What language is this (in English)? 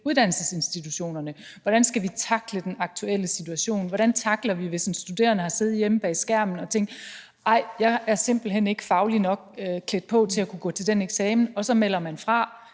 Danish